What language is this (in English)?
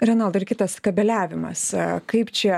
Lithuanian